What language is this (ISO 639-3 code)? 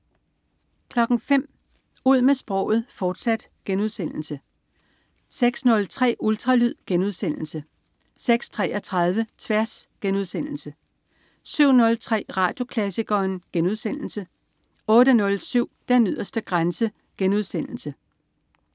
dan